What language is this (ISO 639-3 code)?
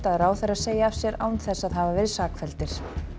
isl